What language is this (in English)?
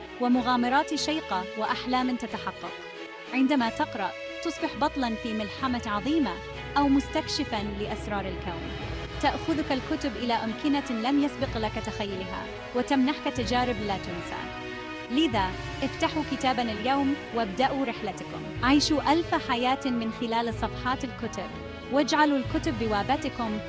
Arabic